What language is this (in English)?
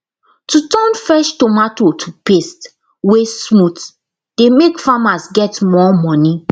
Nigerian Pidgin